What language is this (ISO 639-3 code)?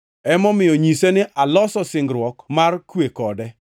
luo